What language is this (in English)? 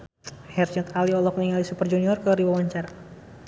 Sundanese